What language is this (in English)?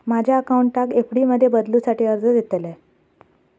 Marathi